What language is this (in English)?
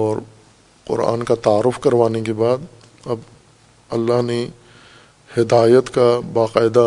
Urdu